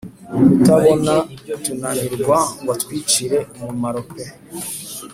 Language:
Kinyarwanda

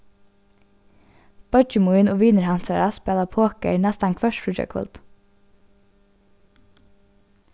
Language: Faroese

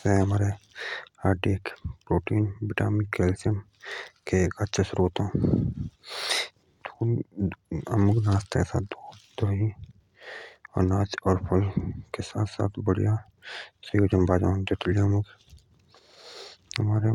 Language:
Jaunsari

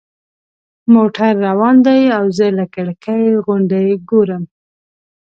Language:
Pashto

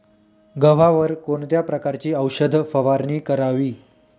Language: Marathi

